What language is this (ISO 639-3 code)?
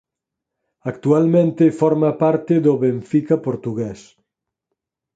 glg